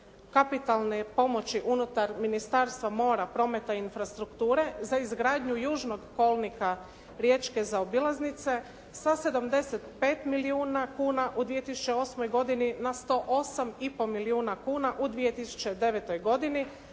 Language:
Croatian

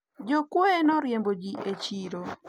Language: Luo (Kenya and Tanzania)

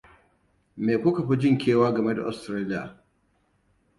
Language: Hausa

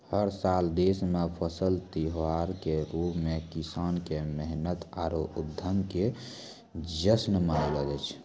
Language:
Maithili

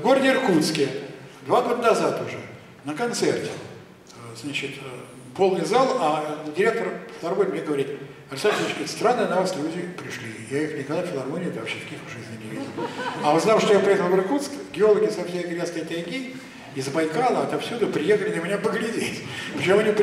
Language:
Russian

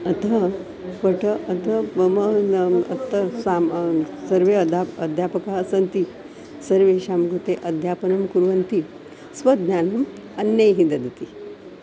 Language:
Sanskrit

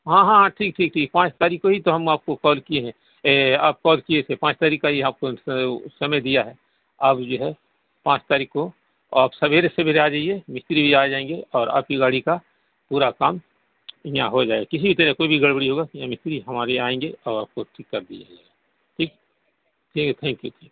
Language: Urdu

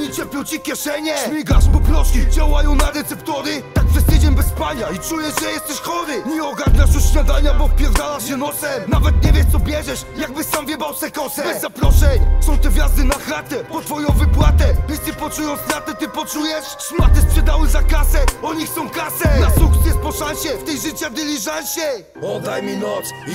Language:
Polish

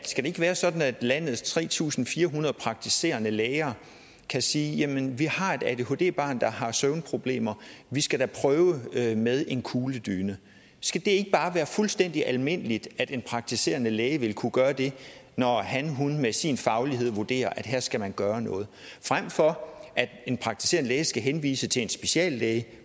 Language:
Danish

